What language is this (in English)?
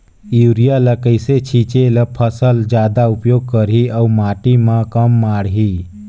Chhattisgarhi